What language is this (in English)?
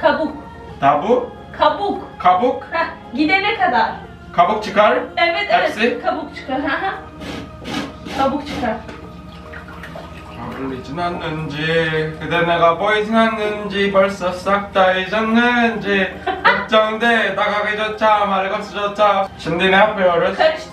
Turkish